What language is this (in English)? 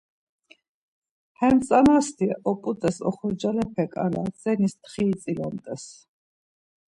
Laz